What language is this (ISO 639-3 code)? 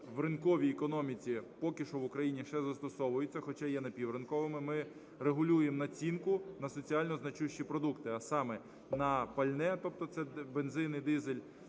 ukr